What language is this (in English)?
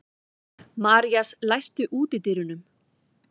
Icelandic